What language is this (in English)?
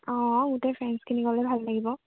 Assamese